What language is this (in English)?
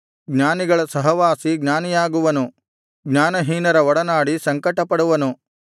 Kannada